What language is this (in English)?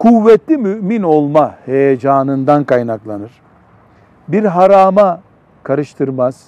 Turkish